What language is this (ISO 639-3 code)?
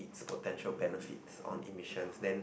eng